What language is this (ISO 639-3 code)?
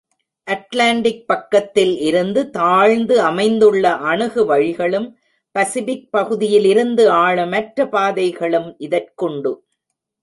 tam